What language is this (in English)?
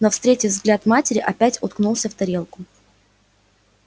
Russian